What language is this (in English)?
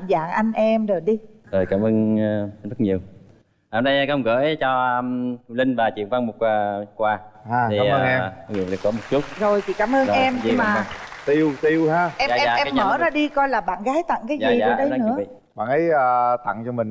Vietnamese